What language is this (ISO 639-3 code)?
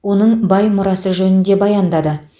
kaz